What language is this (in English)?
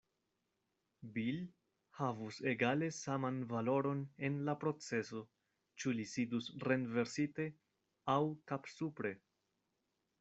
Esperanto